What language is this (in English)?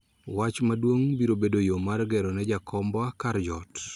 Luo (Kenya and Tanzania)